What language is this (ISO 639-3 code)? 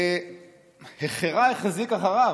heb